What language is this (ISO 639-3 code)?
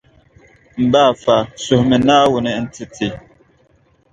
dag